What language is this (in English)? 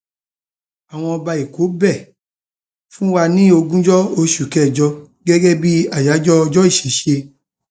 Yoruba